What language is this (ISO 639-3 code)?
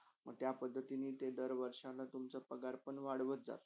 mar